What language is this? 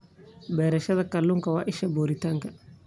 Somali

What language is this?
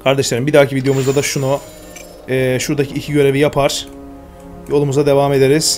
Turkish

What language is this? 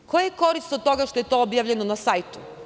Serbian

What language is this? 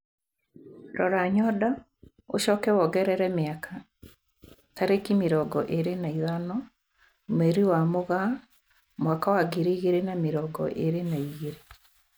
Kikuyu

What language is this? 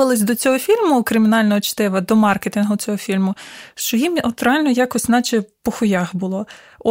Ukrainian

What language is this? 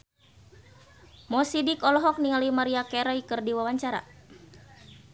Sundanese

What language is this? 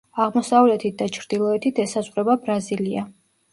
Georgian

